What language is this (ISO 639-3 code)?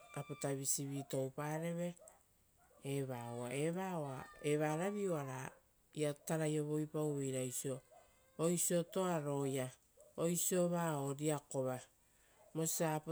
roo